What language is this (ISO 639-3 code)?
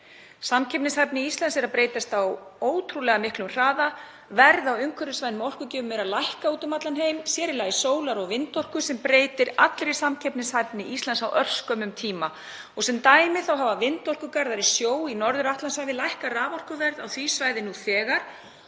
isl